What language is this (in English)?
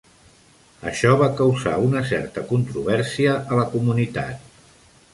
Catalan